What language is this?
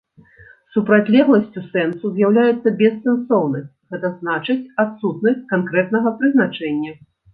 Belarusian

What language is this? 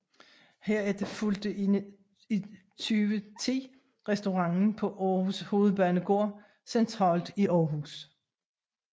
Danish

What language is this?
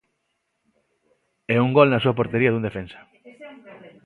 Galician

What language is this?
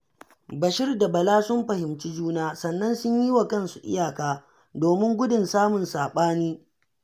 Hausa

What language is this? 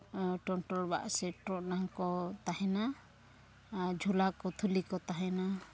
Santali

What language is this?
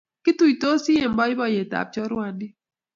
Kalenjin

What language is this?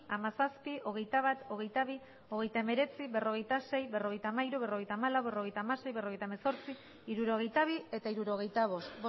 Basque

